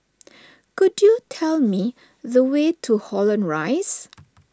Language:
English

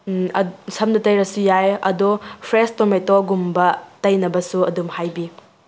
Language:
Manipuri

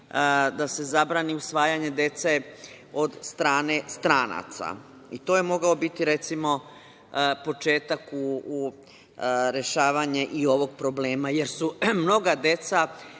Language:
Serbian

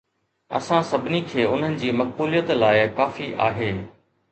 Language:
Sindhi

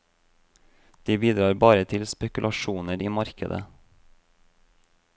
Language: Norwegian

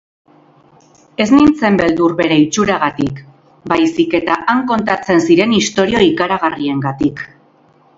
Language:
Basque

